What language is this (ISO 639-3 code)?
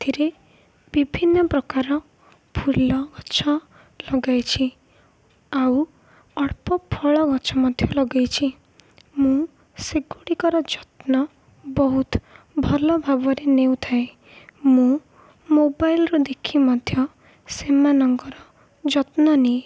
ori